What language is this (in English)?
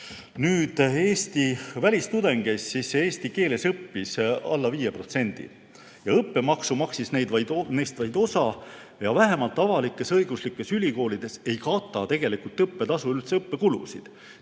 Estonian